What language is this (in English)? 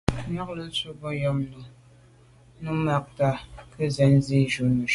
Medumba